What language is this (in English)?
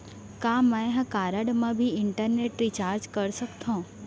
Chhattisgarhi